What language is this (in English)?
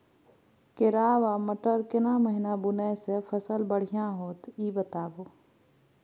Maithili